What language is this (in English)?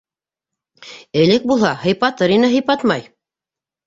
Bashkir